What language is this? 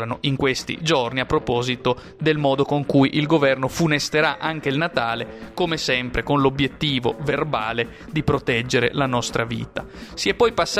Italian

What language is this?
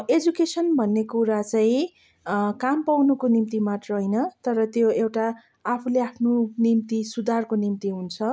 Nepali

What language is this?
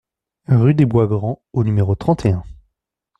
French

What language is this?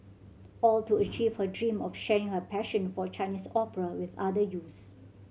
English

